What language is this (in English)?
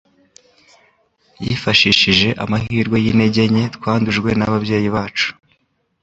Kinyarwanda